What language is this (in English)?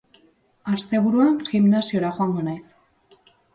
Basque